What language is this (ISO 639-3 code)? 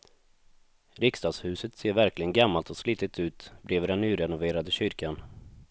swe